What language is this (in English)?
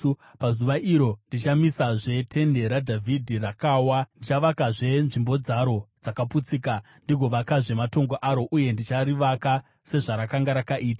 Shona